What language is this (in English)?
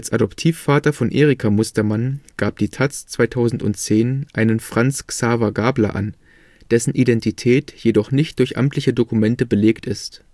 German